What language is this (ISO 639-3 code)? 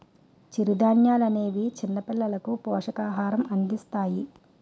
tel